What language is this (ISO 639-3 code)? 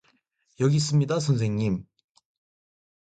kor